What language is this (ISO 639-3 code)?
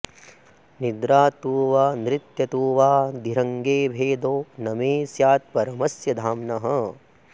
san